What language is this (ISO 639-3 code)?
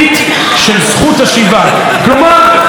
heb